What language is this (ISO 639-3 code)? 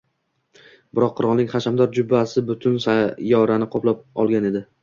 uzb